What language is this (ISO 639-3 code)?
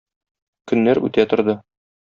tat